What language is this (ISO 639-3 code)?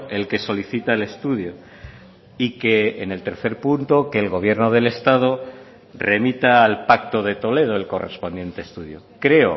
spa